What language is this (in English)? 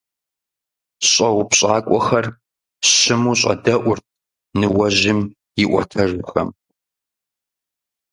Kabardian